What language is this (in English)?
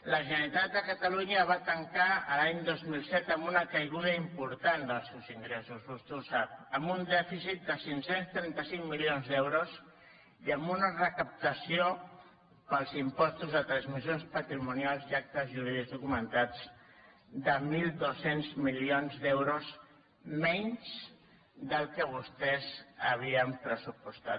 Catalan